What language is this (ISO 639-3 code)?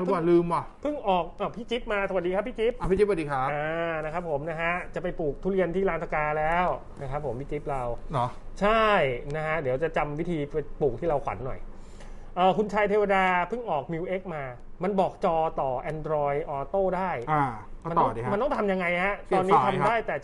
tha